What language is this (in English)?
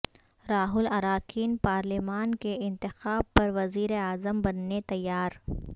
Urdu